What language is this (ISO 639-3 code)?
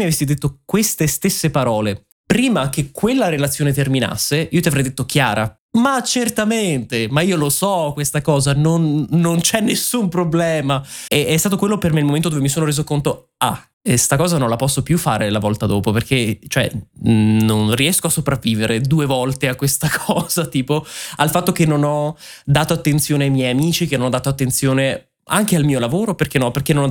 ita